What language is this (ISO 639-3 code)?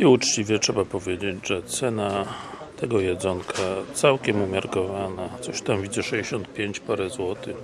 pol